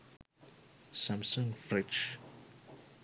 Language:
Sinhala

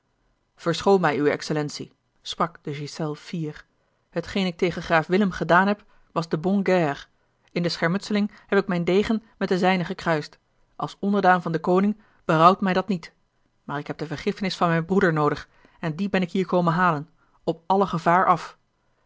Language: Dutch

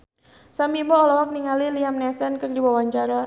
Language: Sundanese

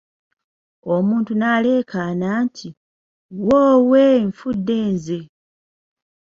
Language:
Ganda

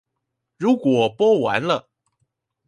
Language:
Chinese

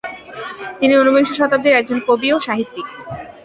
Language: Bangla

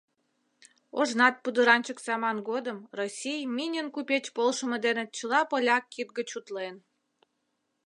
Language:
Mari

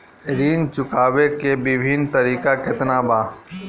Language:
Bhojpuri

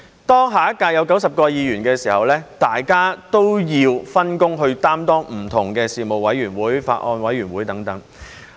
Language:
Cantonese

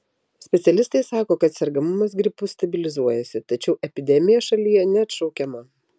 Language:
Lithuanian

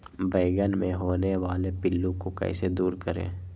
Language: Magahi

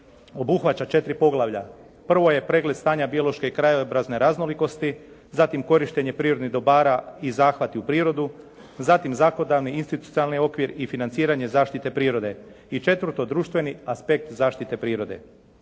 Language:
Croatian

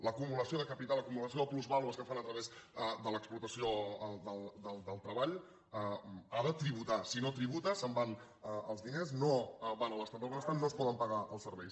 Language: Catalan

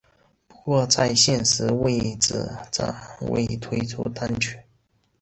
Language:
Chinese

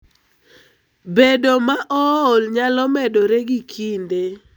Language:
Luo (Kenya and Tanzania)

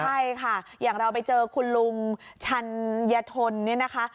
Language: Thai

